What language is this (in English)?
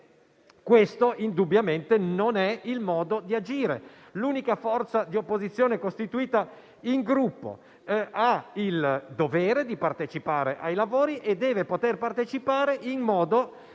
Italian